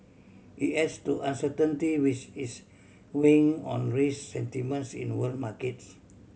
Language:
English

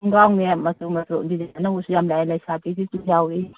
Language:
Manipuri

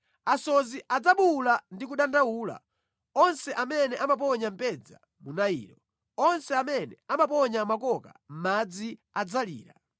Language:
Nyanja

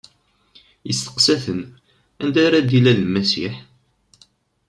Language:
Kabyle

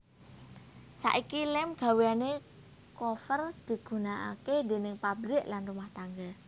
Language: Javanese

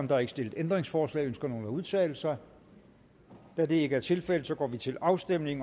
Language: Danish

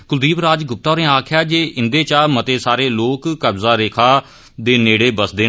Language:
Dogri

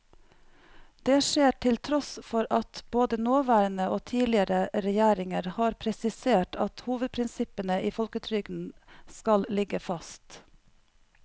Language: Norwegian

